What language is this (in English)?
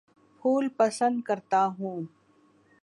Urdu